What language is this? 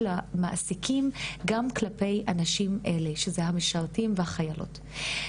Hebrew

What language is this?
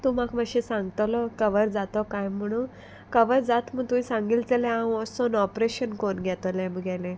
Konkani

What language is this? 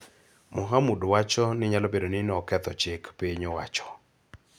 Luo (Kenya and Tanzania)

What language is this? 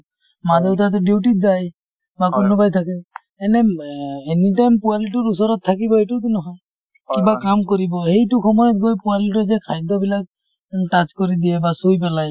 Assamese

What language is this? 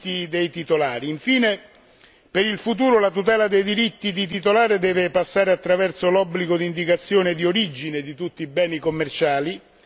Italian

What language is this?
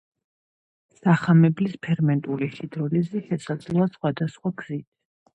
Georgian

